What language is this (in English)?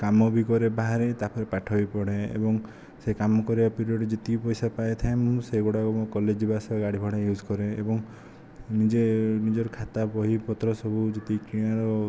Odia